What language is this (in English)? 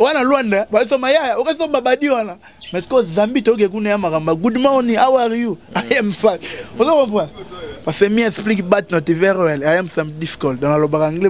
French